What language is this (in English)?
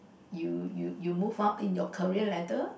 English